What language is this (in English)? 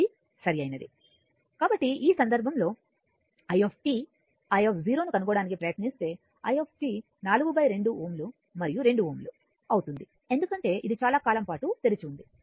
Telugu